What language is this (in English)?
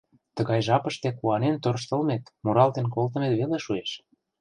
Mari